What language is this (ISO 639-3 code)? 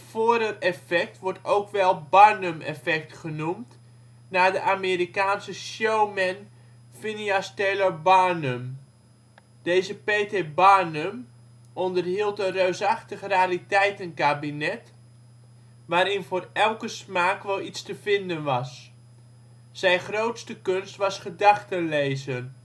nld